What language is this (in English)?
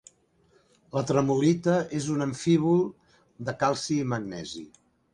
Catalan